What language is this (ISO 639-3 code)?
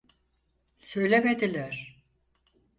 tur